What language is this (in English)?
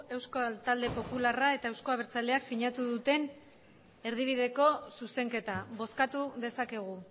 Basque